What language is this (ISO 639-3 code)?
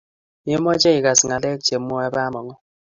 kln